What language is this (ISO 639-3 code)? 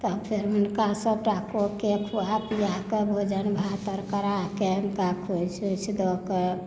mai